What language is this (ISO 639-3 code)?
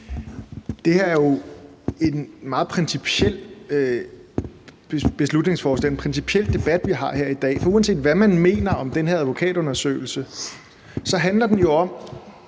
dan